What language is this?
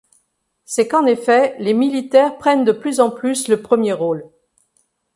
French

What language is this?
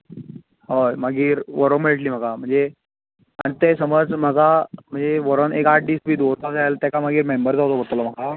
Konkani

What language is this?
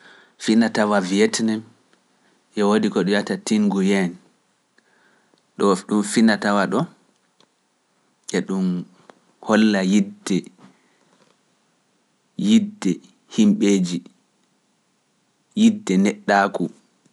Pular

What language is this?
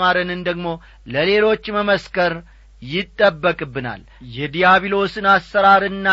Amharic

